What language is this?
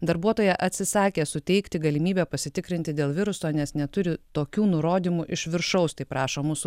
Lithuanian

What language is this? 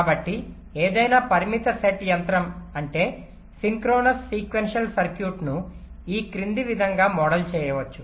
Telugu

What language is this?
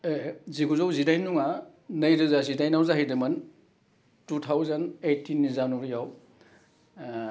Bodo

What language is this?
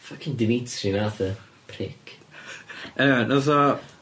Welsh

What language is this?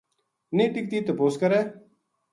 Gujari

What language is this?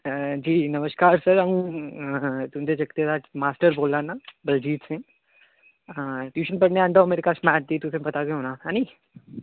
Dogri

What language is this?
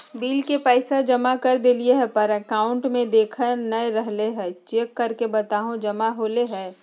Magahi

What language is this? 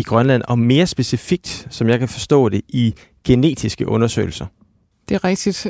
Danish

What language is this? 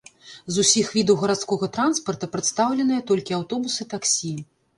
Belarusian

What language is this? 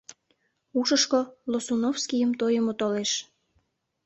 Mari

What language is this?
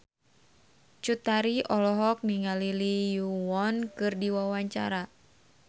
Sundanese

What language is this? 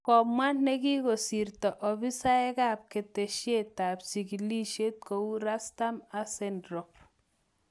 Kalenjin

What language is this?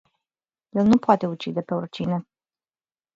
Romanian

